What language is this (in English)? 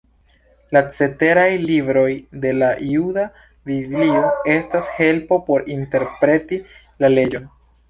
Esperanto